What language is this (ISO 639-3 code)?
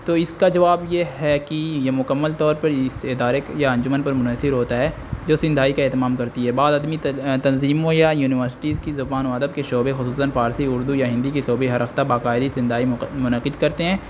urd